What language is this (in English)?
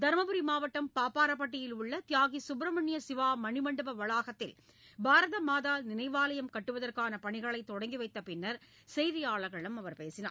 Tamil